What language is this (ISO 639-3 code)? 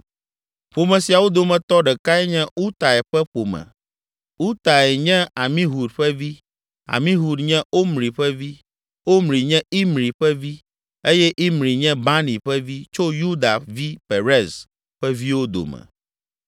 ewe